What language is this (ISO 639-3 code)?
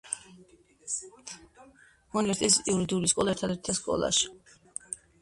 kat